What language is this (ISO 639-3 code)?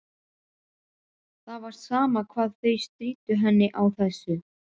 isl